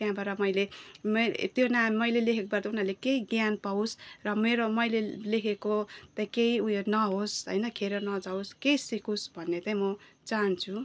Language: Nepali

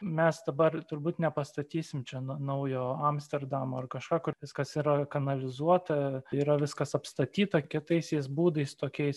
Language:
Lithuanian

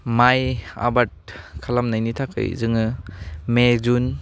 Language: Bodo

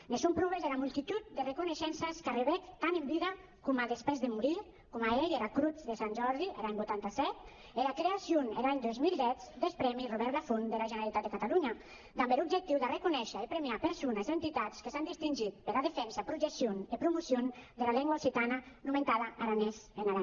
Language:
Catalan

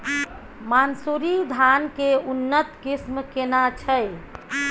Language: Maithili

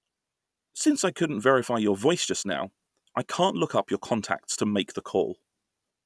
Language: English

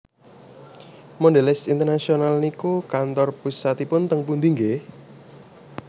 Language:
Javanese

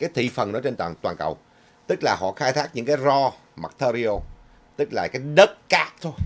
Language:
Vietnamese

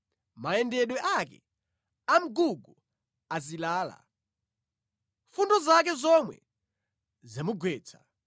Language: Nyanja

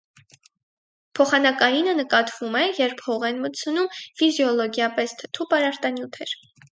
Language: Armenian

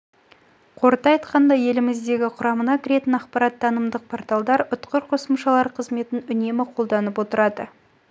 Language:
Kazakh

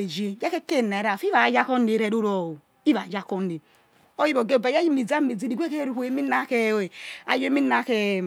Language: Yekhee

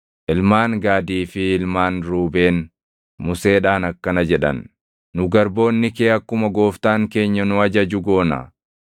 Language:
Oromo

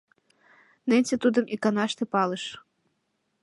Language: Mari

